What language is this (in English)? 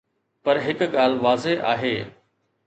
Sindhi